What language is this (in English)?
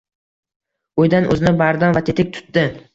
Uzbek